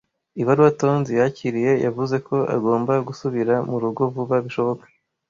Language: Kinyarwanda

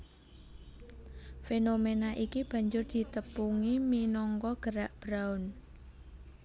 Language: Javanese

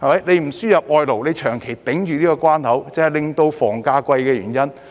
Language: Cantonese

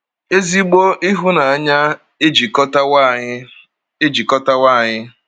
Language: Igbo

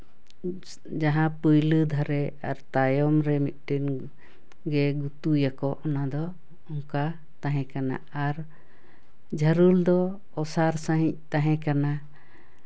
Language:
Santali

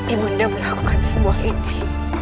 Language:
Indonesian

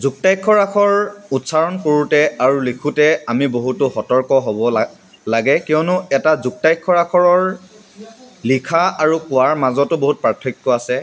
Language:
Assamese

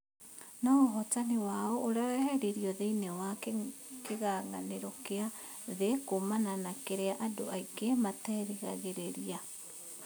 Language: Kikuyu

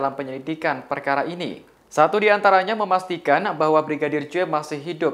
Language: Indonesian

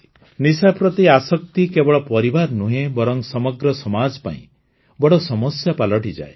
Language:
Odia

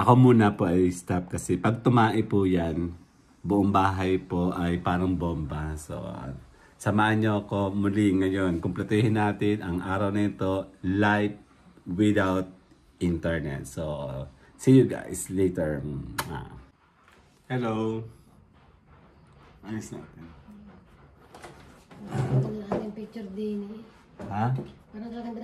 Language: Filipino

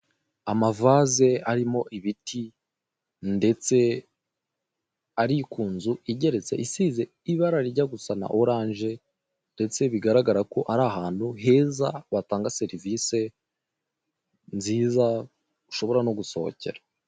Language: Kinyarwanda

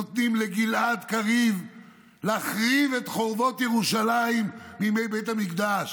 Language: Hebrew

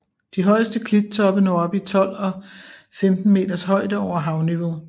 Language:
Danish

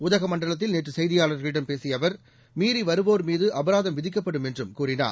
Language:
Tamil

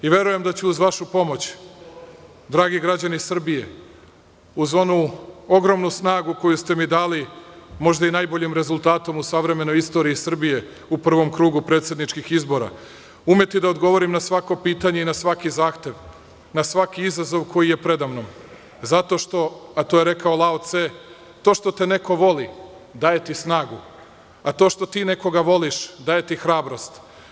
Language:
Serbian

